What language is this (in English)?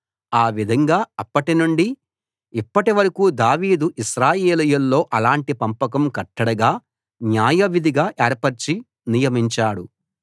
Telugu